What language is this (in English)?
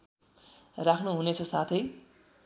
Nepali